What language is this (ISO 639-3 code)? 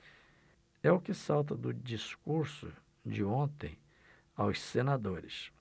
por